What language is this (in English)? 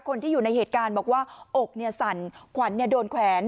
Thai